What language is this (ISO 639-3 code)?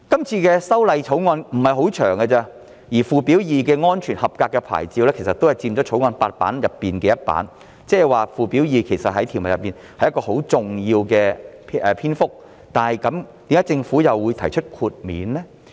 yue